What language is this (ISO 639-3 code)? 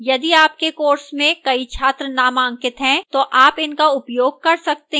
hin